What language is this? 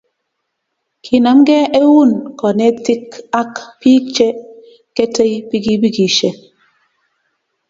Kalenjin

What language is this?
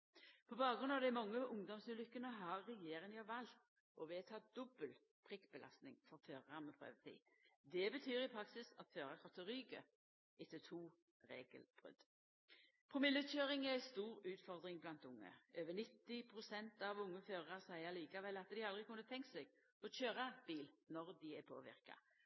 Norwegian Nynorsk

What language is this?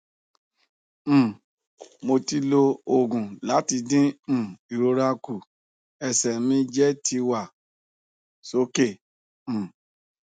Yoruba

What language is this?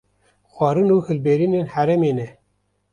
Kurdish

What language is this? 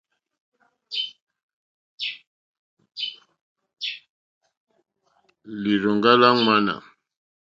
Mokpwe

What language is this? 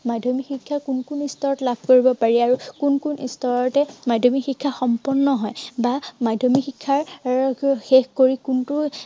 Assamese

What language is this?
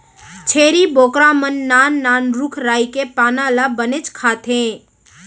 Chhattisgarhi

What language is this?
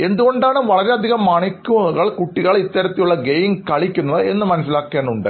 Malayalam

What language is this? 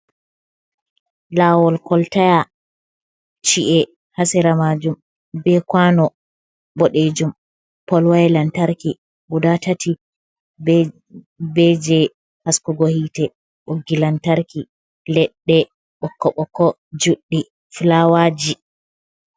Fula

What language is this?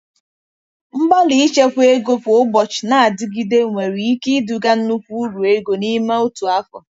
Igbo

